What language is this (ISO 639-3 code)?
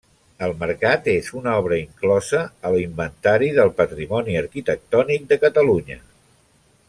cat